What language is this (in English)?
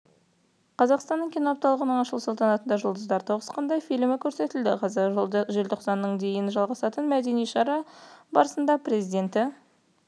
Kazakh